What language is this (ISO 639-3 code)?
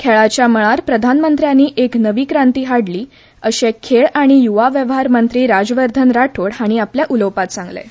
kok